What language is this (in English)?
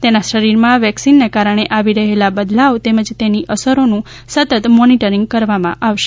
Gujarati